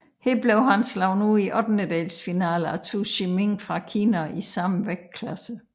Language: Danish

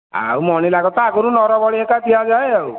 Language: Odia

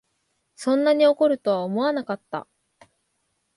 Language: Japanese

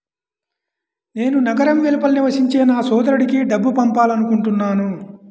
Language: Telugu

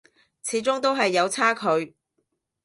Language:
Cantonese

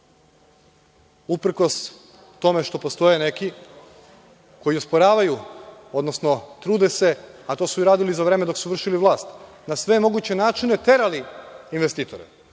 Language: Serbian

